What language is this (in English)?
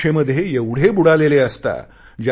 Marathi